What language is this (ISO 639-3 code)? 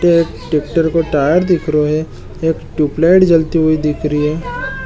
mwr